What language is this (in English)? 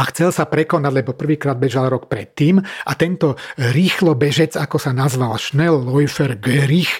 Slovak